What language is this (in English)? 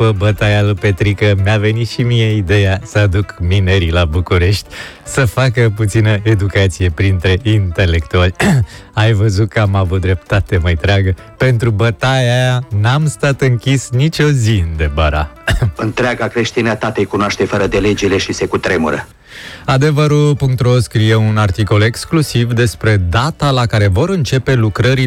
Romanian